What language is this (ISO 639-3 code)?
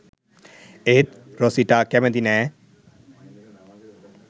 sin